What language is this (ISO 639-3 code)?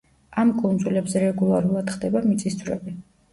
kat